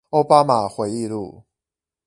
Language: Chinese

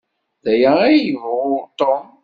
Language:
Kabyle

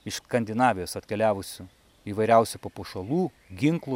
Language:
Lithuanian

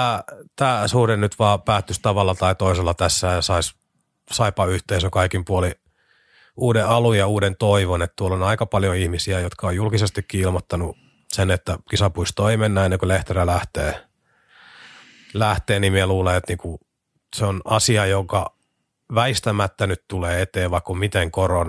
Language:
Finnish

